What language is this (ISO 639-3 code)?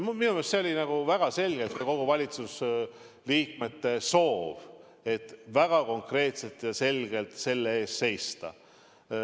est